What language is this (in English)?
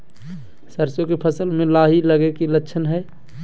Magahi